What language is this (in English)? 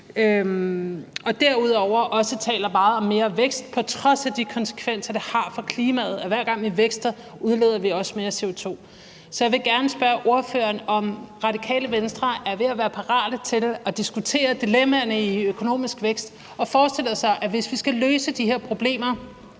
Danish